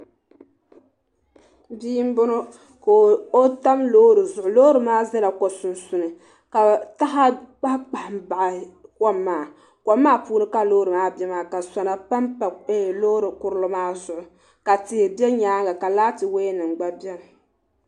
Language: Dagbani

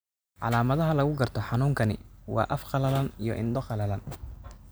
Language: Somali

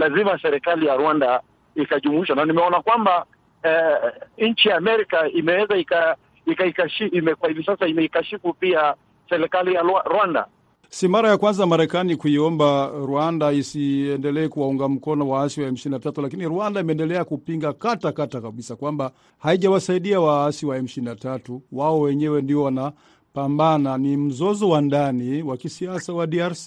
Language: Swahili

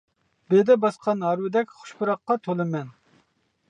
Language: Uyghur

